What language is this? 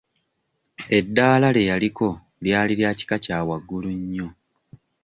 Ganda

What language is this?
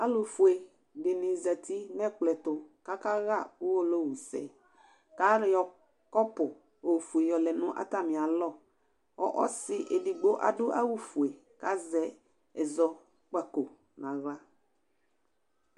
Ikposo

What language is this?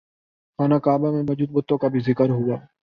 Urdu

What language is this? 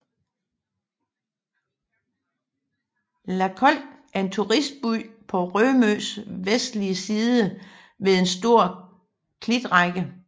Danish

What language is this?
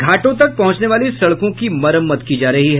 Hindi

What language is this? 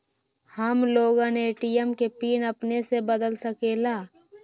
Magahi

